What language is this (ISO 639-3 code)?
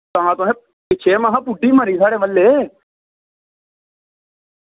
doi